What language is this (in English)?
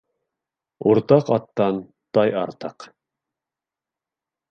Bashkir